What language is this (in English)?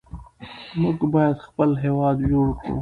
Pashto